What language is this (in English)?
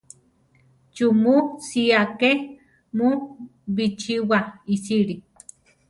Central Tarahumara